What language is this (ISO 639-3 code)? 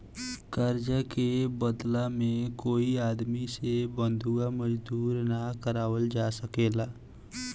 bho